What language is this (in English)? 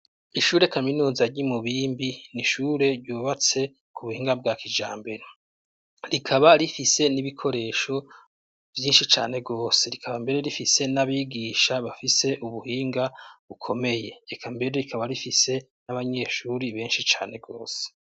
Rundi